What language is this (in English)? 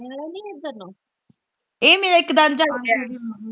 Punjabi